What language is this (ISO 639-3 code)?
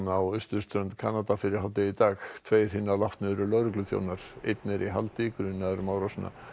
isl